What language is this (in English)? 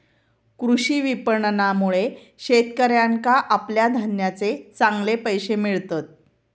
Marathi